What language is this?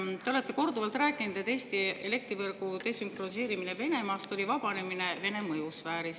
Estonian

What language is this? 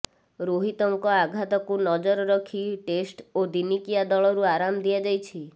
Odia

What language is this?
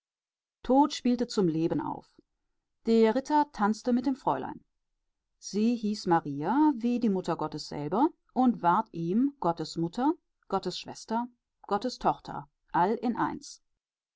German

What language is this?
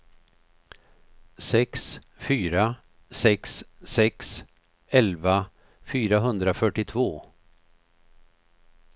Swedish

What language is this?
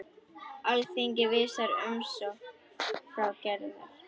Icelandic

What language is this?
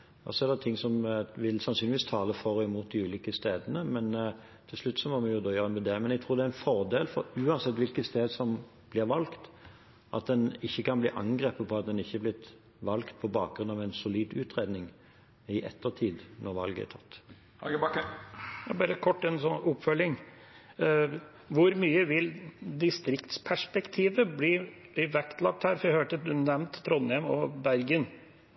Norwegian Bokmål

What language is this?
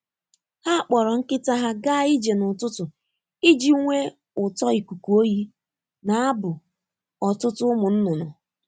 Igbo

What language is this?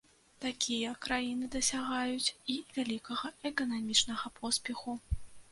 Belarusian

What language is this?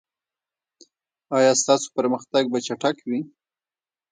Pashto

